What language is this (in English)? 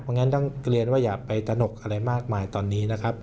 Thai